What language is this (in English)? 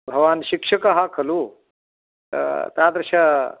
Sanskrit